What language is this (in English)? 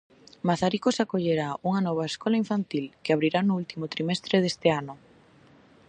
Galician